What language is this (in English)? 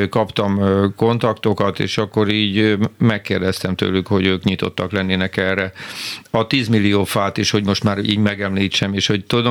Hungarian